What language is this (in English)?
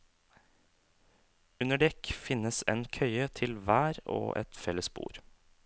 Norwegian